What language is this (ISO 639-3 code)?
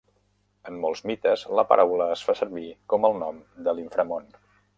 cat